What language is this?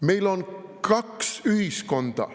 Estonian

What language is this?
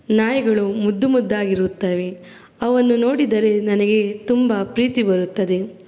Kannada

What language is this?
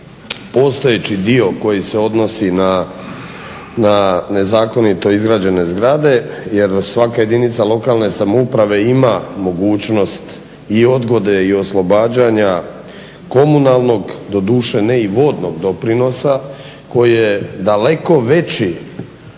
Croatian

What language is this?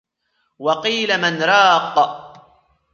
Arabic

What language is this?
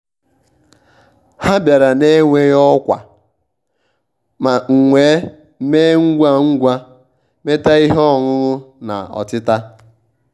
Igbo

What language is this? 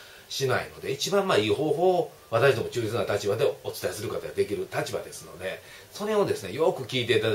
Japanese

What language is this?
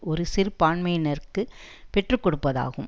Tamil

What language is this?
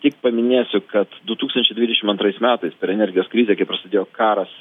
Lithuanian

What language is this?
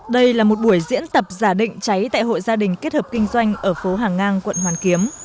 Vietnamese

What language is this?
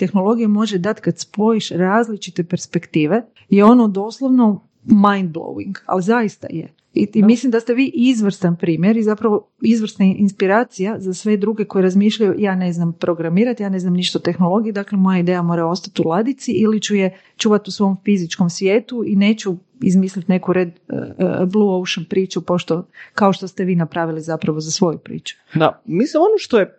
Croatian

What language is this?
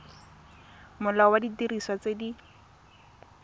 Tswana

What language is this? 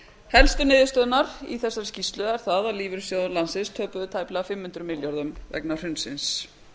Icelandic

